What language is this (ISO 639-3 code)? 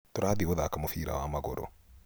kik